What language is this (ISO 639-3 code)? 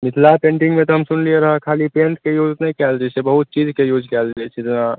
mai